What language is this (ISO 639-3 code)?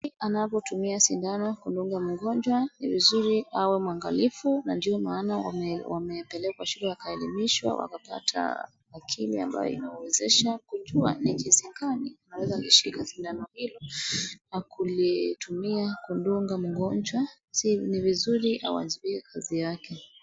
swa